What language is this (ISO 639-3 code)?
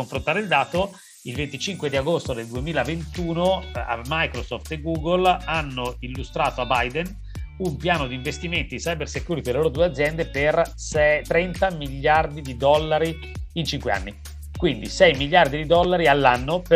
ita